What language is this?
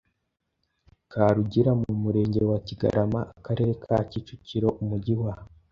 Kinyarwanda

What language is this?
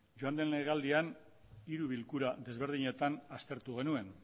Basque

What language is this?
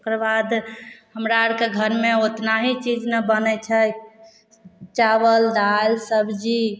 Maithili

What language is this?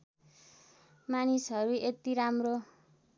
Nepali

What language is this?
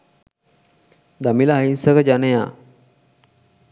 Sinhala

